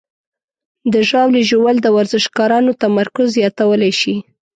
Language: Pashto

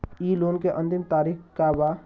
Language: Bhojpuri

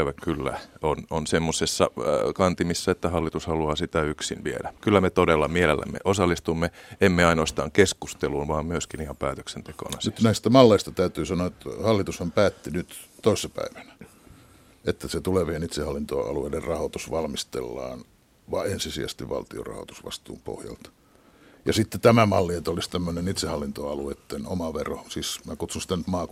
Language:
Finnish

